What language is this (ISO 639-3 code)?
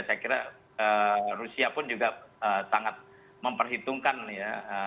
ind